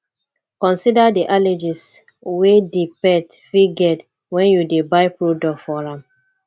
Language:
Nigerian Pidgin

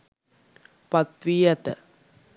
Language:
Sinhala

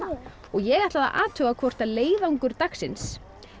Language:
Icelandic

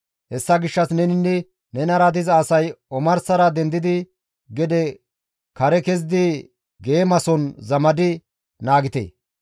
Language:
Gamo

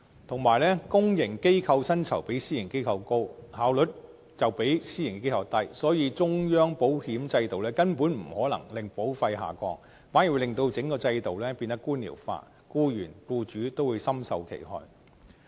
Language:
Cantonese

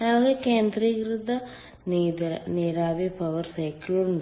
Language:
Malayalam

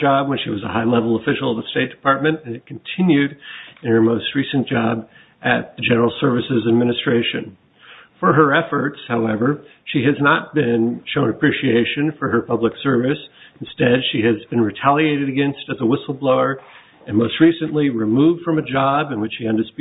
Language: English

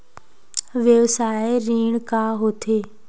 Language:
Chhattisgarhi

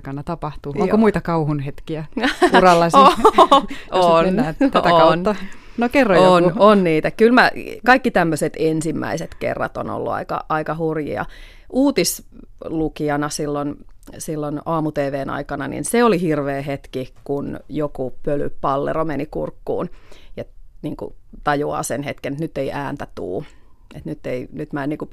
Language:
Finnish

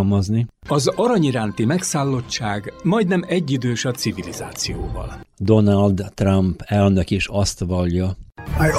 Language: Hungarian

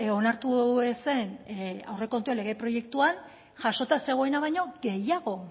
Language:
Basque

